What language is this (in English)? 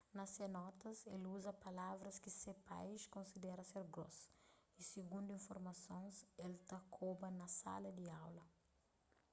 Kabuverdianu